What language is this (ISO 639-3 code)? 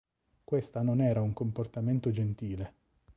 ita